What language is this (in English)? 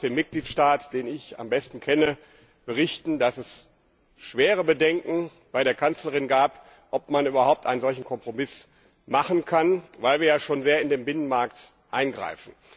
German